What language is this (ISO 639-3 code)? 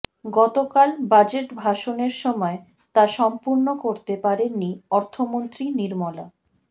ben